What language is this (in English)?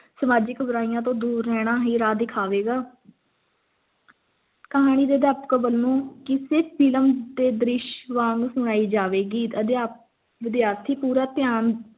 Punjabi